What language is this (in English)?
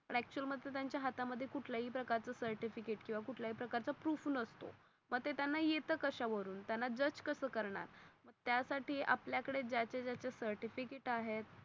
Marathi